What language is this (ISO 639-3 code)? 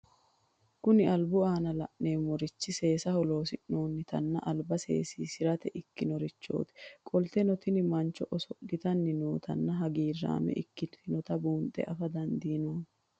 sid